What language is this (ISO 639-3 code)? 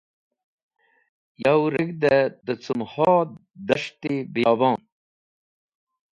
wbl